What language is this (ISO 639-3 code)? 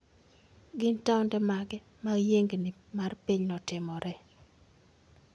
luo